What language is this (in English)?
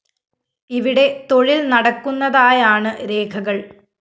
Malayalam